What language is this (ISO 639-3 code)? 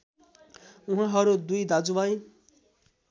nep